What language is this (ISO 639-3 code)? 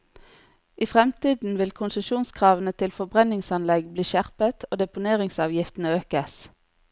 nor